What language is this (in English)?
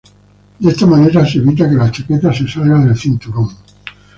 Spanish